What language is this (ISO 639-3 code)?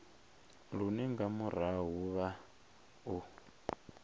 ven